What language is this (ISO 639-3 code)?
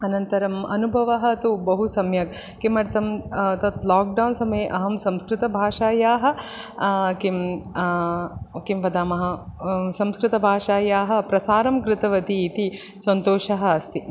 san